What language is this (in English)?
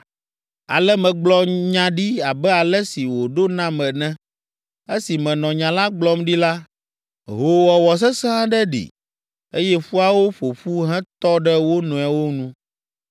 Ewe